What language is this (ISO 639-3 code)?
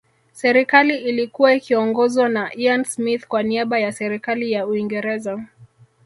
swa